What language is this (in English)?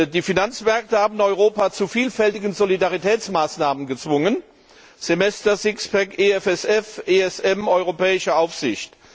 German